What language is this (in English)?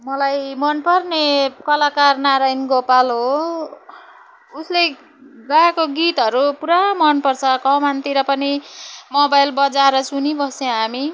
Nepali